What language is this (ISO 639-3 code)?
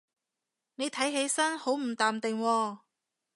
yue